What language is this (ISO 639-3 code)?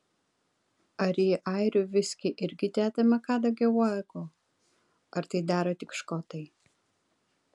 lit